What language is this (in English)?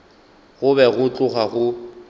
Northern Sotho